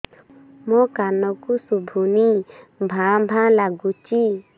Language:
Odia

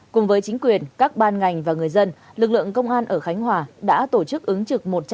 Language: Vietnamese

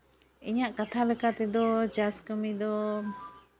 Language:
Santali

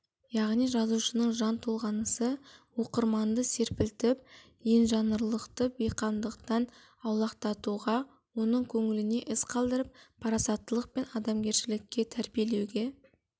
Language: Kazakh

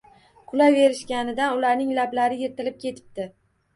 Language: Uzbek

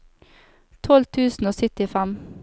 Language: Norwegian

